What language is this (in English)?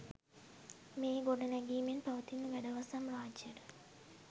Sinhala